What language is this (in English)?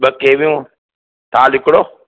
Sindhi